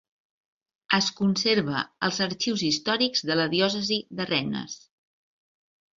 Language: Catalan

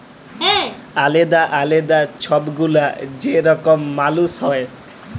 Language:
Bangla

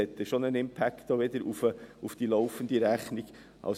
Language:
Swiss German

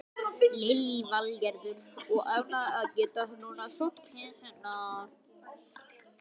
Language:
Icelandic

